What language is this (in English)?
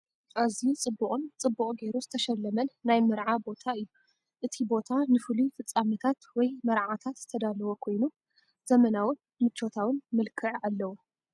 Tigrinya